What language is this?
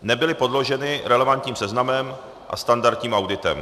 Czech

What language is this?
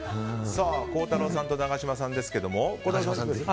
Japanese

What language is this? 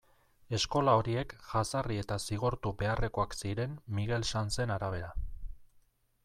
Basque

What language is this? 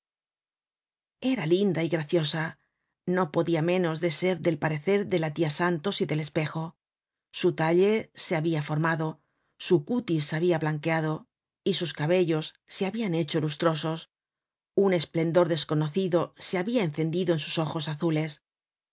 Spanish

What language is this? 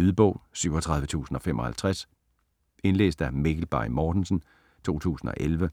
Danish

